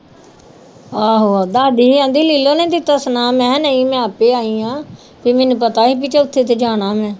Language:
Punjabi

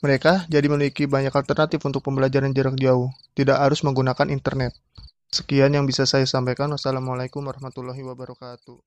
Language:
Indonesian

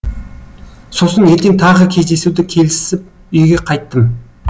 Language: Kazakh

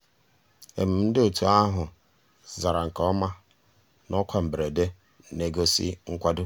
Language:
Igbo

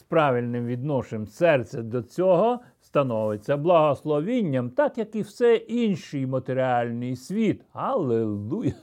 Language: Ukrainian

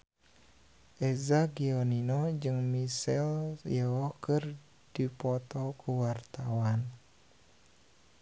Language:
Sundanese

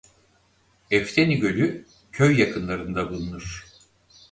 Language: Turkish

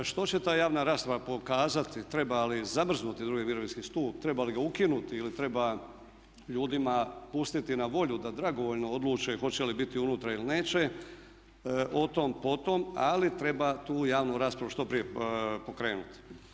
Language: Croatian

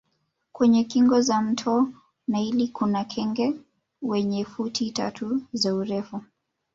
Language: Swahili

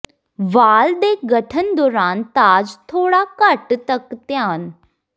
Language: Punjabi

